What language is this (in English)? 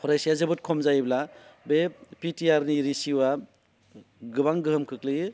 Bodo